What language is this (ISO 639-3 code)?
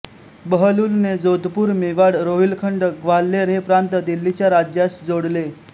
mar